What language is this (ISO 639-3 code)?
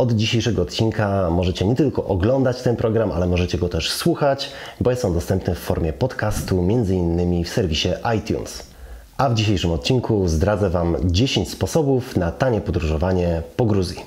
pol